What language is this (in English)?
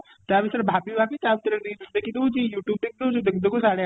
Odia